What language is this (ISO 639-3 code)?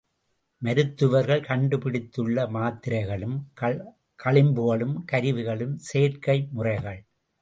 tam